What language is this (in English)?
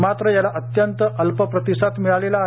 Marathi